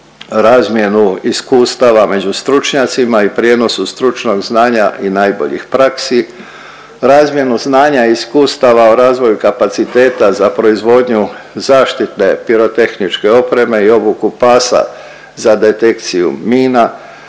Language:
Croatian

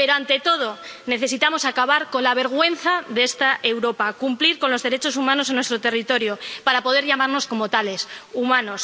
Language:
Spanish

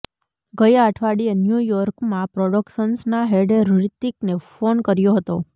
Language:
Gujarati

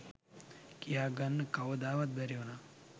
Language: Sinhala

